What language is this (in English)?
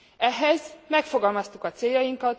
Hungarian